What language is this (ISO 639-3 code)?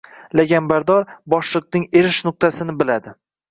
uzb